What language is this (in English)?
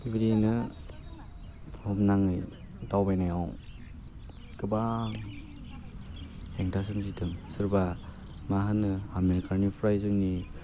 Bodo